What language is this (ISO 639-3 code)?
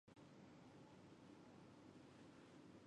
zho